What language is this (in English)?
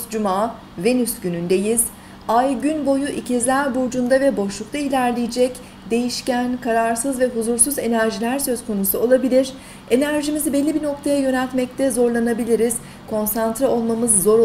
Turkish